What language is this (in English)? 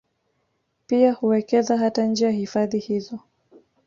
Swahili